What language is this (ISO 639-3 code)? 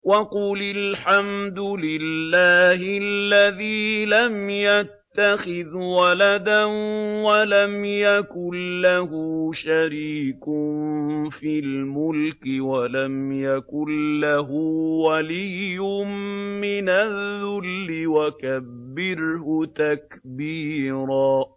ara